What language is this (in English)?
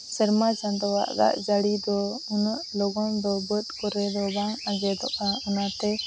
Santali